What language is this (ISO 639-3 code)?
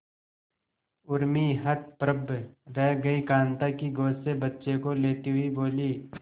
hin